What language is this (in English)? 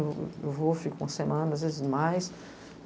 Portuguese